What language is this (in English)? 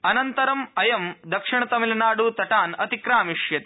Sanskrit